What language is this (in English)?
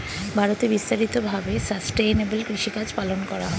Bangla